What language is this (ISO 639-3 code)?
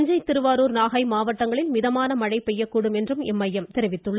tam